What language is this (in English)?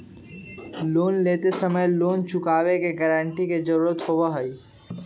Magahi